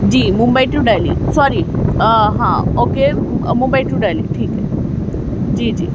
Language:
Urdu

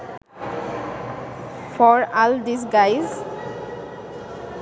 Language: Bangla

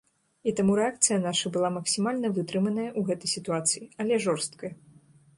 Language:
Belarusian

